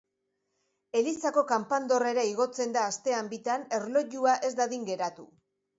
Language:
Basque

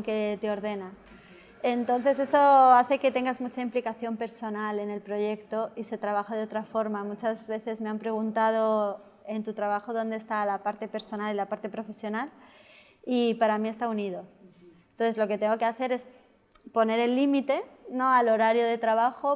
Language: Spanish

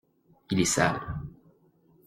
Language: French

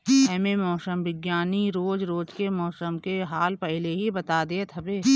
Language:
Bhojpuri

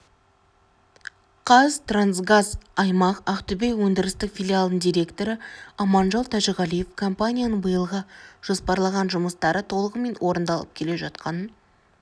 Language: Kazakh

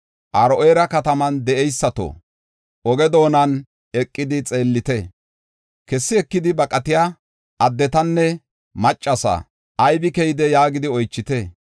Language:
Gofa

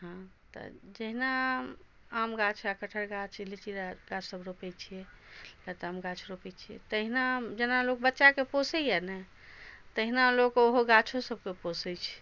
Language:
Maithili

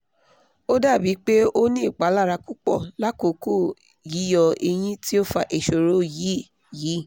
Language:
Yoruba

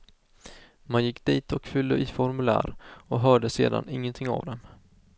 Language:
Swedish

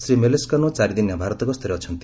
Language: Odia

